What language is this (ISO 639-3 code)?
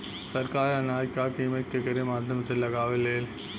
bho